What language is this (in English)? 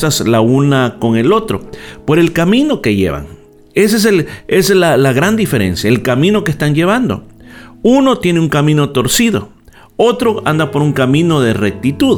Spanish